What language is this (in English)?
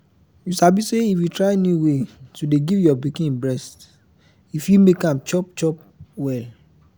Nigerian Pidgin